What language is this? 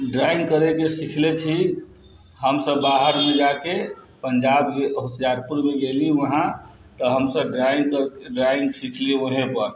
Maithili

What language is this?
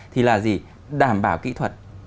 Vietnamese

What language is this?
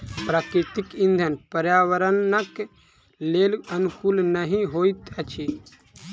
Maithili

